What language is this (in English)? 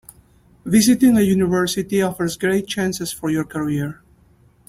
English